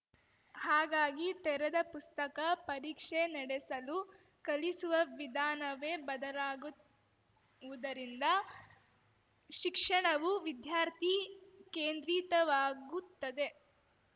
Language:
Kannada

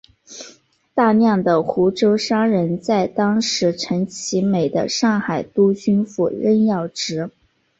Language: Chinese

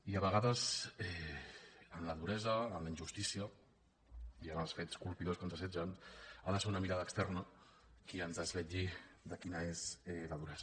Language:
Catalan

